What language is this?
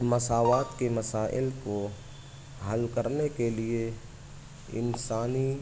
Urdu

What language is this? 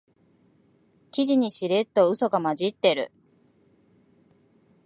Japanese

